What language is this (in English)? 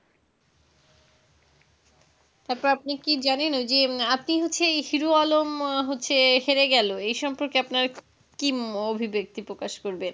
Bangla